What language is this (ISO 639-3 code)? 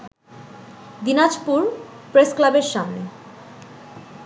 ben